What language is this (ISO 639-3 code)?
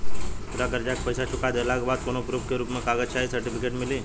bho